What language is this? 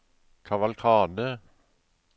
Norwegian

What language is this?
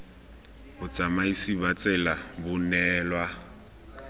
Tswana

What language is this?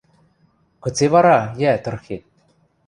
Western Mari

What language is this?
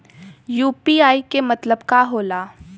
Bhojpuri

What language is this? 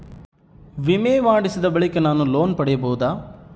Kannada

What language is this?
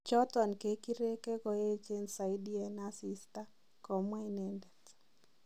Kalenjin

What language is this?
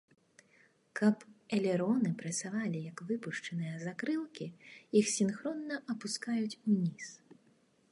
Belarusian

